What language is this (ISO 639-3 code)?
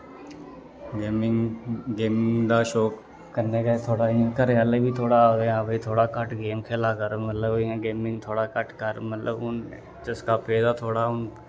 doi